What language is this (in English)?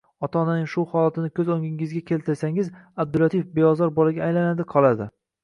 Uzbek